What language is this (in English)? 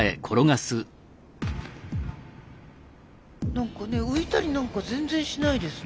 Japanese